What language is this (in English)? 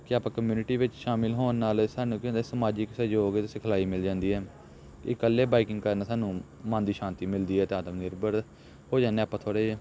Punjabi